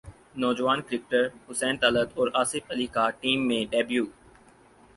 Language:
Urdu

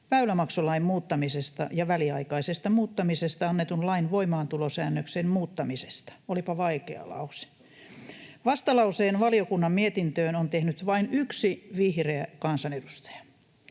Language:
Finnish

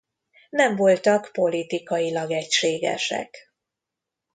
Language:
Hungarian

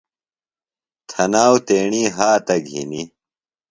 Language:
Phalura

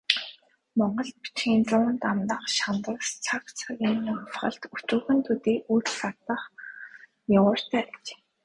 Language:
Mongolian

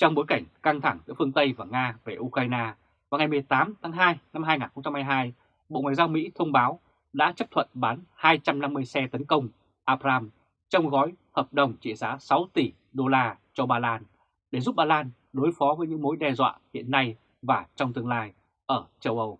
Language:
Vietnamese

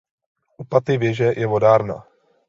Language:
Czech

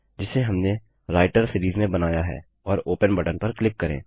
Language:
Hindi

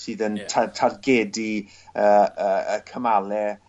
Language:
Welsh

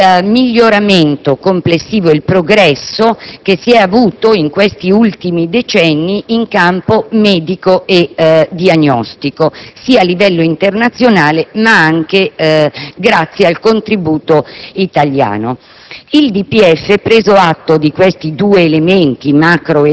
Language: Italian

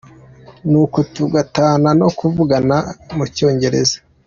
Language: Kinyarwanda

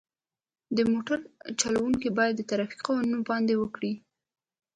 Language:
Pashto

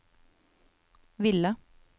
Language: Norwegian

